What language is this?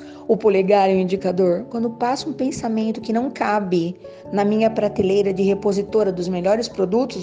Portuguese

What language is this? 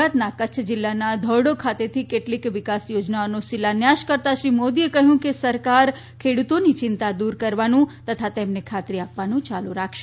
Gujarati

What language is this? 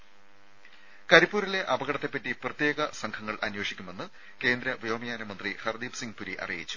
Malayalam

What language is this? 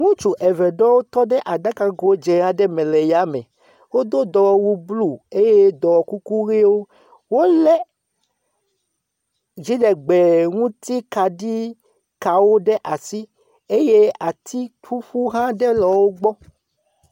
Ewe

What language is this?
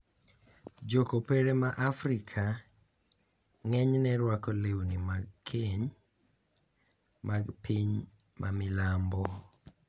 Luo (Kenya and Tanzania)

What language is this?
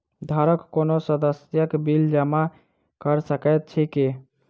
Maithili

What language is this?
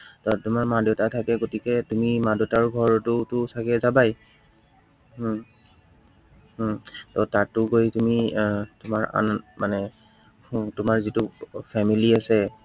Assamese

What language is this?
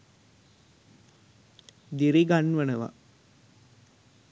Sinhala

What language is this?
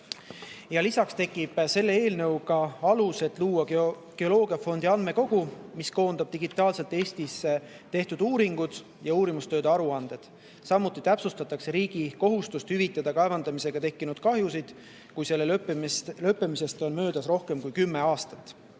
Estonian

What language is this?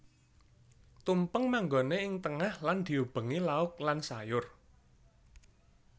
Javanese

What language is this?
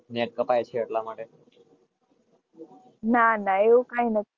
Gujarati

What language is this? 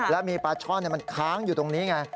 Thai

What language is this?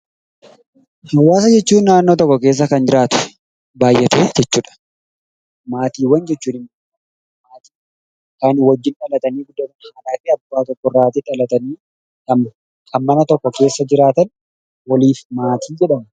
Oromo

